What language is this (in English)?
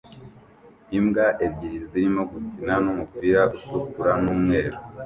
Kinyarwanda